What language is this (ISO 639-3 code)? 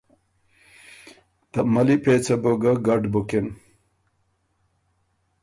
oru